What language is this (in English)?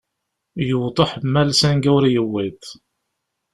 Kabyle